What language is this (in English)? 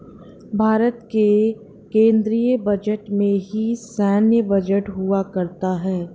Hindi